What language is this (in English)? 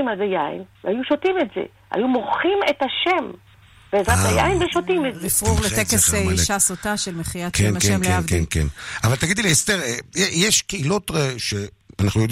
Hebrew